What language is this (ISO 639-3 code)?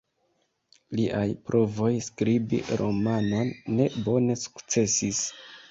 epo